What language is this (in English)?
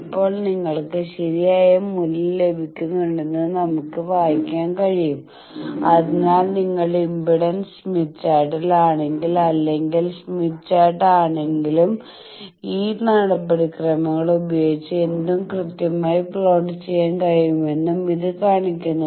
Malayalam